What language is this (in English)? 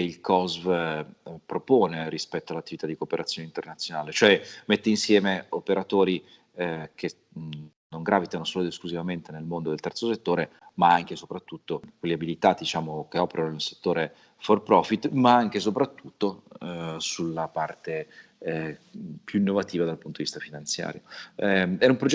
Italian